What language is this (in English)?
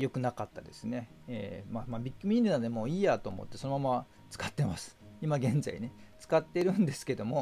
Japanese